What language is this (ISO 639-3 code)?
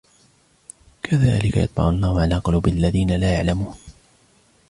ara